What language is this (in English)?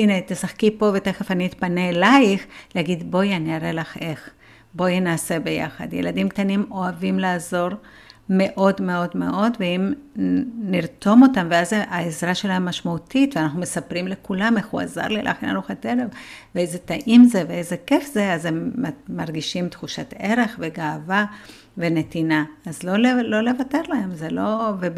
Hebrew